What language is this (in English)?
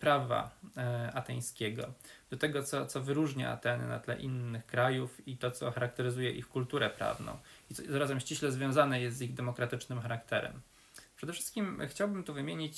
Polish